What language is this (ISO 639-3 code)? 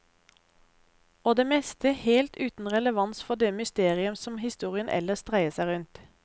nor